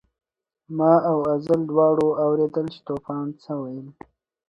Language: Pashto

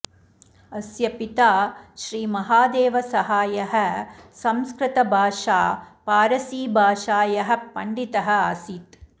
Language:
Sanskrit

